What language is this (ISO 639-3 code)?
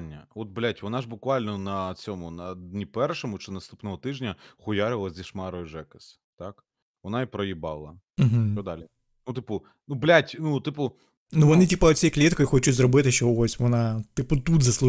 ukr